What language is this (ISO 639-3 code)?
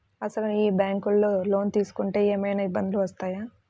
tel